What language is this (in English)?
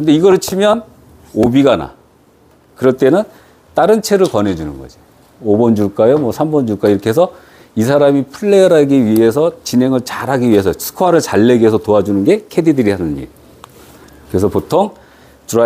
Korean